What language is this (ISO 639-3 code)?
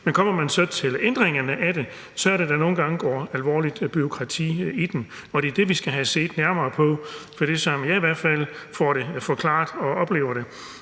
dan